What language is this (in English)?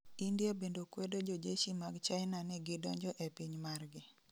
Luo (Kenya and Tanzania)